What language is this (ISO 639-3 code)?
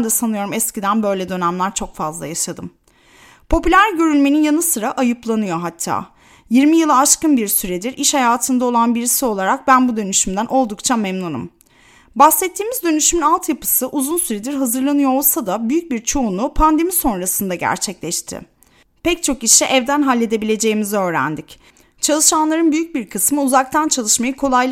tur